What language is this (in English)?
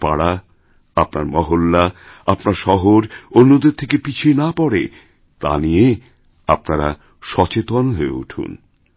Bangla